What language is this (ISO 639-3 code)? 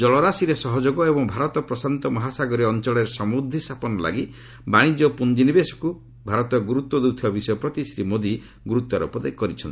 ori